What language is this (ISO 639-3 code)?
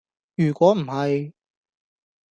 yue